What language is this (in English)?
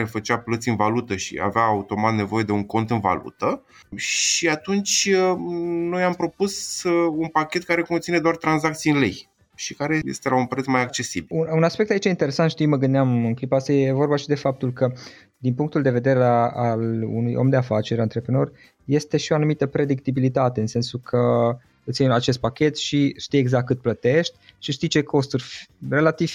Romanian